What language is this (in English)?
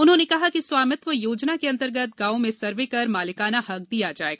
Hindi